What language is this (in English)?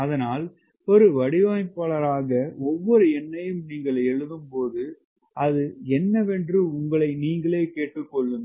Tamil